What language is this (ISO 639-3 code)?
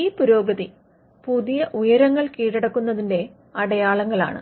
mal